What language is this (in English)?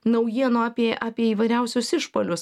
Lithuanian